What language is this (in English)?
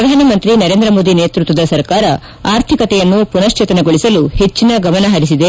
Kannada